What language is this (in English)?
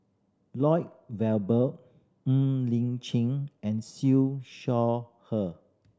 English